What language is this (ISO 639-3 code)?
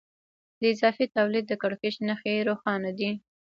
pus